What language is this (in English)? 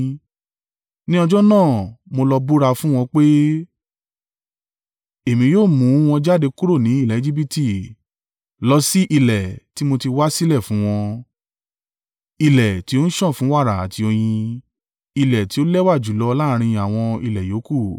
Yoruba